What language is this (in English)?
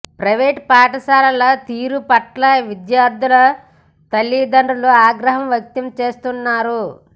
Telugu